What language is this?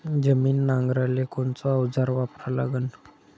Marathi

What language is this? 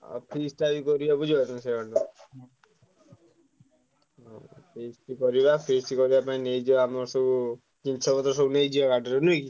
Odia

